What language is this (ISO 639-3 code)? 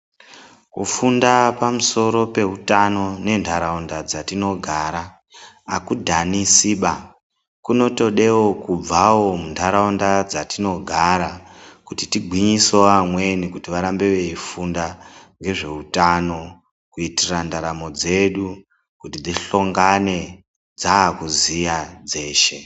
ndc